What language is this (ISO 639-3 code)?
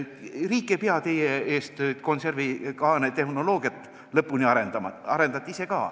est